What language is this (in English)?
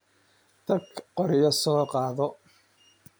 Somali